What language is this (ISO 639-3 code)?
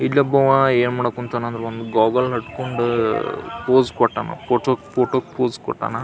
kan